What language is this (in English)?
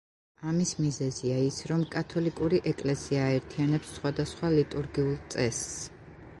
Georgian